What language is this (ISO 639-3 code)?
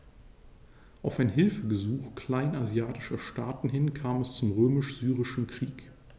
deu